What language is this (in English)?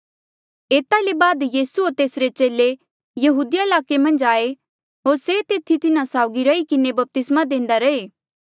Mandeali